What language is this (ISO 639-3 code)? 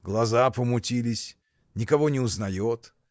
rus